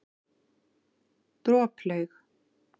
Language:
Icelandic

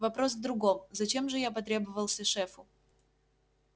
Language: Russian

